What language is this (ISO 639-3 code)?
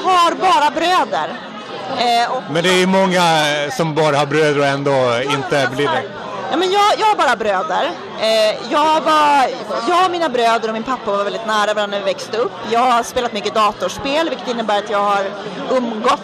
swe